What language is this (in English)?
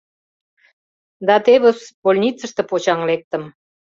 Mari